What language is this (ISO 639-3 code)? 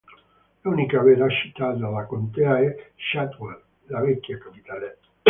ita